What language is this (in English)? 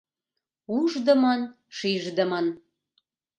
Mari